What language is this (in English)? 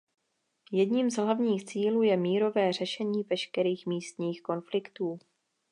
Czech